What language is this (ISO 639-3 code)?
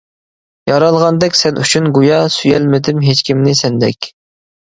uig